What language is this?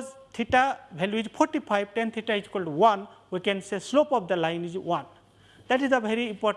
English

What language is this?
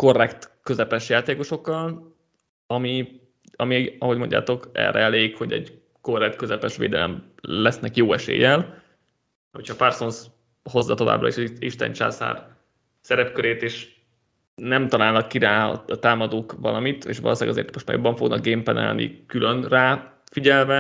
Hungarian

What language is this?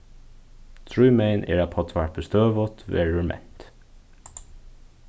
Faroese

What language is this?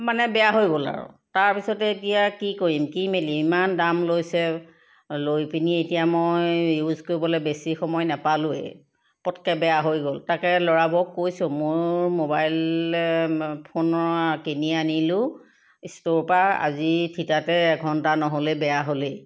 Assamese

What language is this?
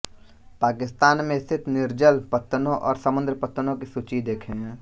Hindi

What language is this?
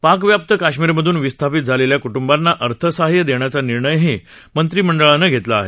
Marathi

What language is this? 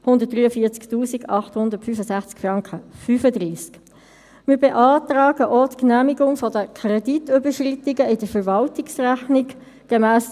Swiss German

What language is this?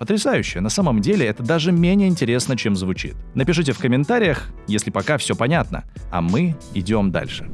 Russian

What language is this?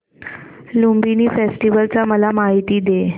Marathi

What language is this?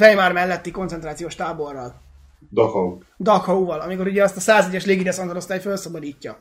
Hungarian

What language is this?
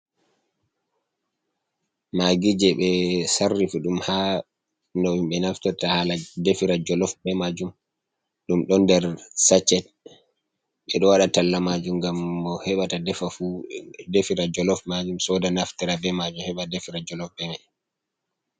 Fula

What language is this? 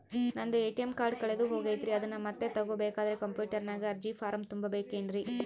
Kannada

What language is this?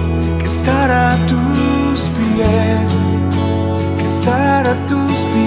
Spanish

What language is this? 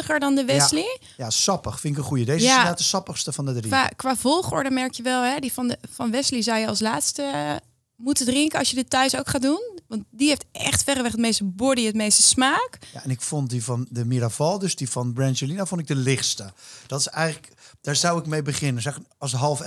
Dutch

